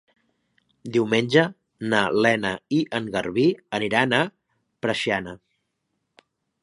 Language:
Catalan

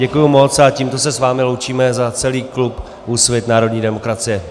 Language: Czech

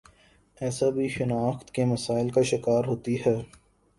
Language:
Urdu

